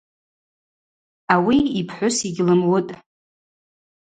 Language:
Abaza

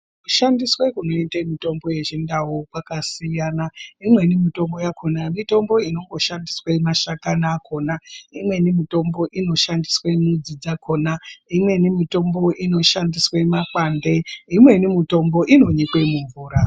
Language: Ndau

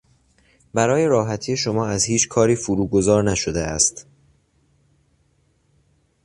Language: Persian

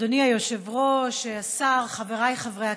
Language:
Hebrew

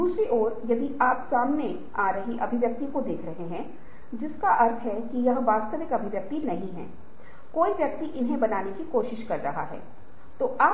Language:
Hindi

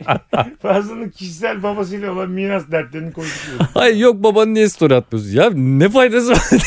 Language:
Turkish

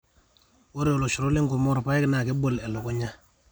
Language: Masai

